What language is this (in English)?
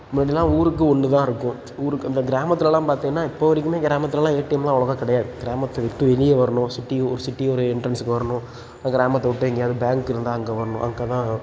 Tamil